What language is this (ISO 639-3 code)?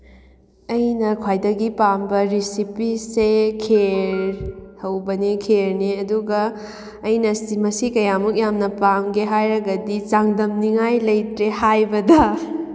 mni